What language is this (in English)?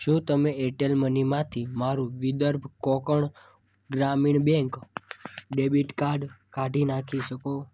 Gujarati